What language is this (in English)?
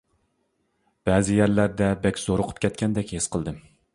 Uyghur